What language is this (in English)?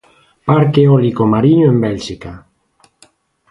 Galician